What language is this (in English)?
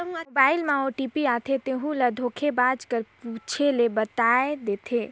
Chhattisgarhi